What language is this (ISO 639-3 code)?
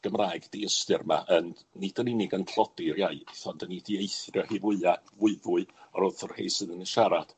cym